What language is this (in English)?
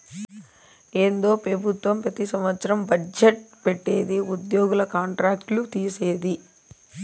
Telugu